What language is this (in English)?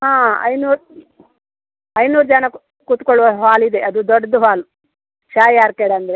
Kannada